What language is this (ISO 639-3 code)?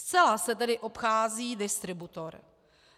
ces